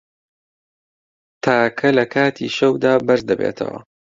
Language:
Central Kurdish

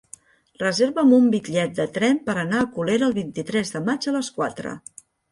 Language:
Catalan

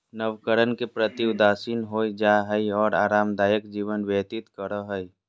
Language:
Magahi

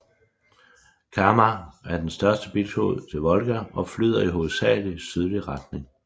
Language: Danish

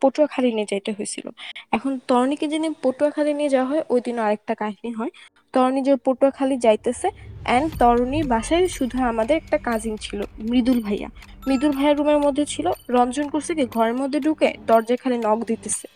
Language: Bangla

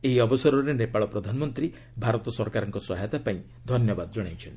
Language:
Odia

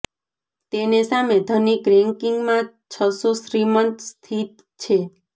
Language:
Gujarati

